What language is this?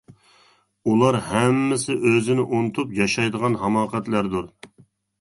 Uyghur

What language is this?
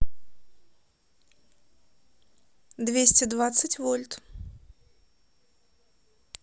Russian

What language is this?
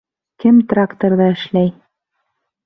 Bashkir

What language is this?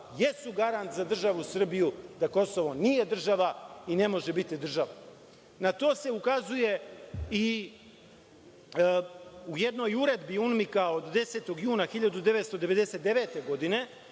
Serbian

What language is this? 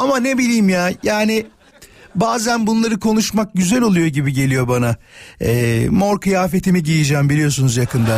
Turkish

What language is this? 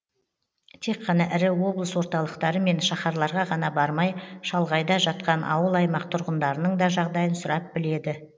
Kazakh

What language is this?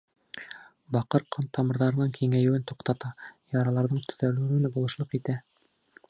Bashkir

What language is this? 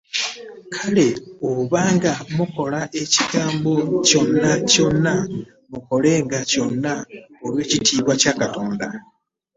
Ganda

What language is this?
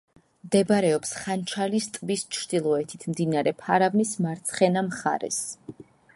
Georgian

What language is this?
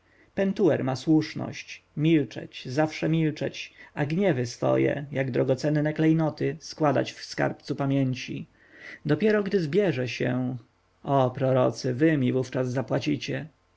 Polish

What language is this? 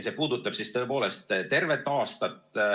Estonian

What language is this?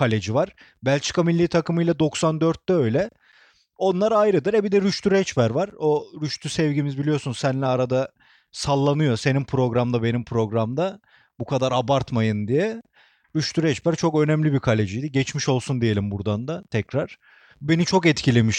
Turkish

